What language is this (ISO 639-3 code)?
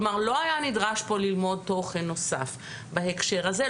heb